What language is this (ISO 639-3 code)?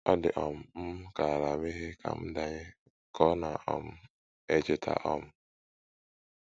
ibo